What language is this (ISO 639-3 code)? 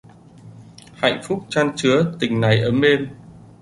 vie